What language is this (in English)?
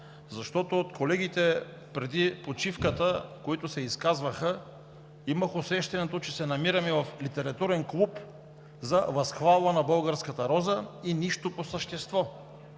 Bulgarian